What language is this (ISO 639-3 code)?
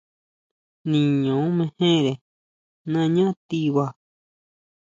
mau